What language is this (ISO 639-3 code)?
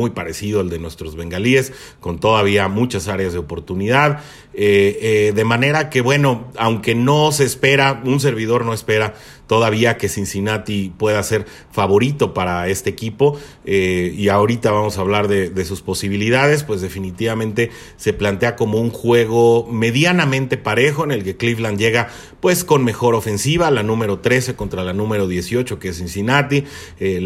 spa